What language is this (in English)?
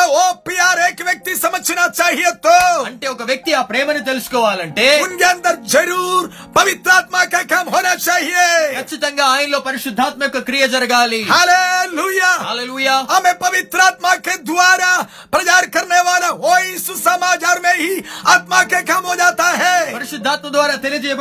Telugu